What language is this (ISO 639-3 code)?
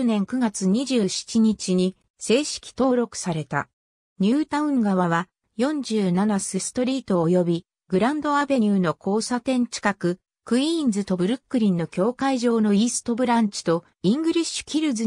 jpn